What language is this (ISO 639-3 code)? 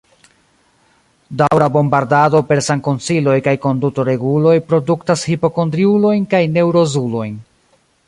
epo